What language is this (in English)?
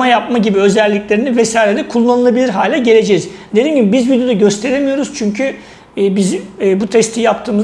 Turkish